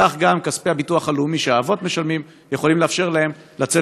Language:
Hebrew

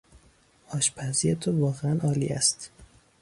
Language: Persian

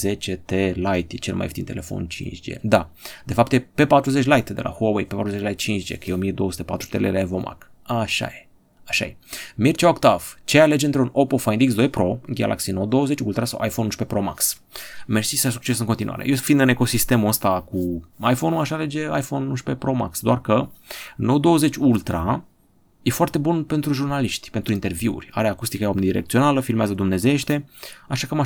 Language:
Romanian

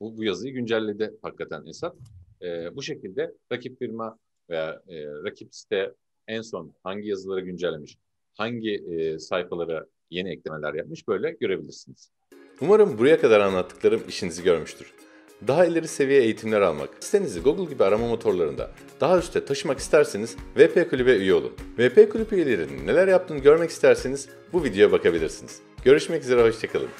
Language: Turkish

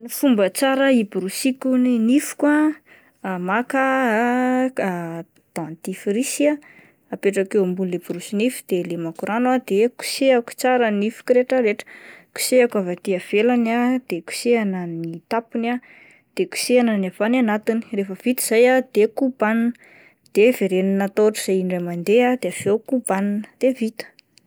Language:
Malagasy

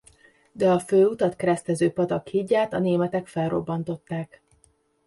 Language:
Hungarian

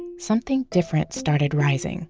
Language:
English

